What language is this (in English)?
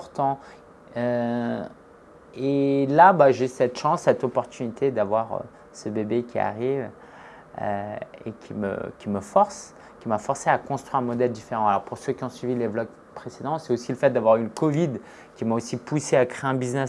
French